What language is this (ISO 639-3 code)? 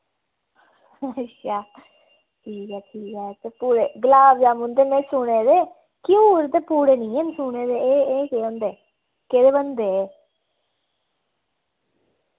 doi